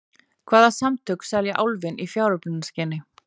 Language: Icelandic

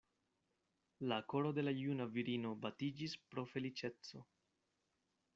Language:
Esperanto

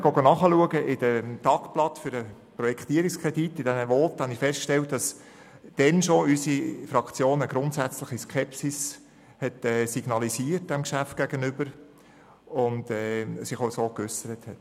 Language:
Swiss German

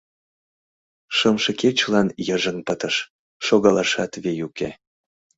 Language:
Mari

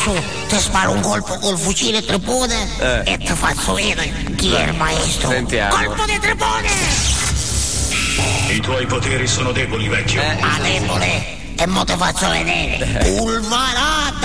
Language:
Italian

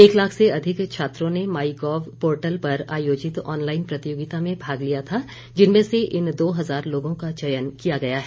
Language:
Hindi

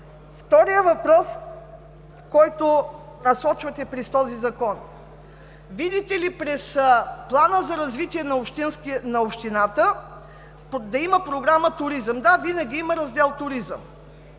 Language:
Bulgarian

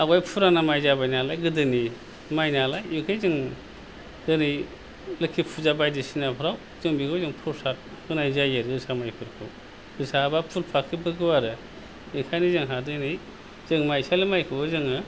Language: Bodo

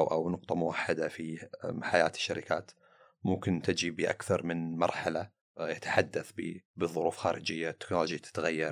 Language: Arabic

